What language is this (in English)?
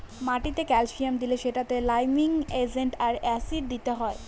Bangla